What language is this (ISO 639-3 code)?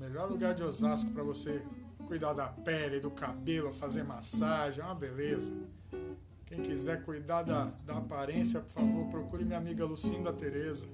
por